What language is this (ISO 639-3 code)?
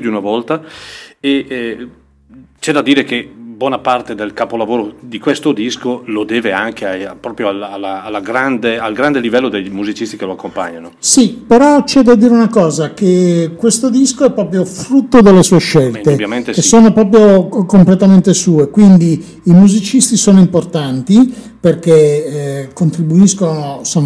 ita